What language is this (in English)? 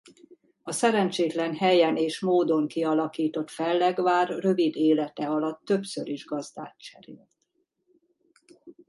Hungarian